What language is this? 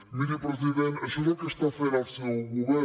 Catalan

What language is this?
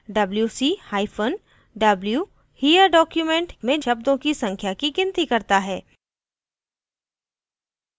Hindi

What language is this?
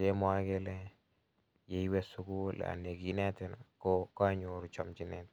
Kalenjin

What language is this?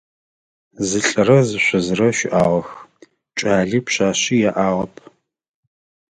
Adyghe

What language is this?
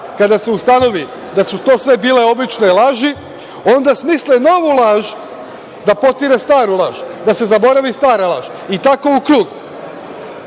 Serbian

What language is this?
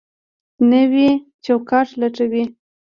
Pashto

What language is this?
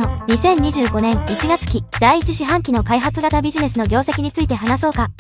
Japanese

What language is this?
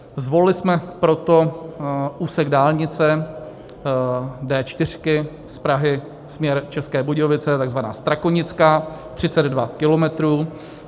Czech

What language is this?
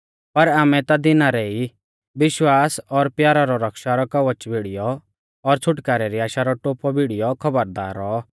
Mahasu Pahari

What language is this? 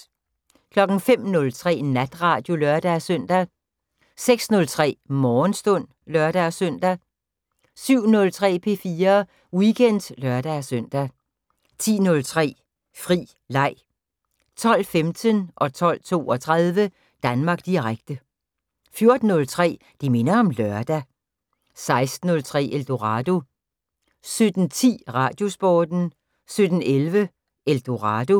Danish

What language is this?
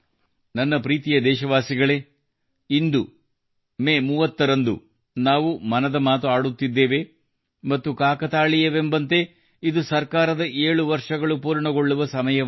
Kannada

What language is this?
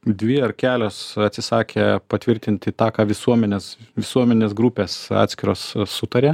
Lithuanian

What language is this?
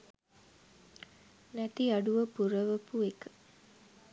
Sinhala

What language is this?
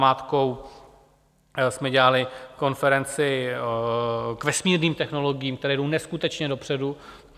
Czech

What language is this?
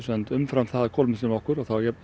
Icelandic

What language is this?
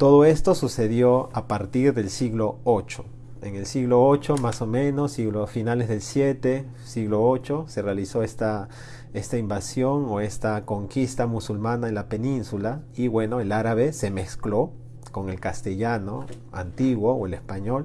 Spanish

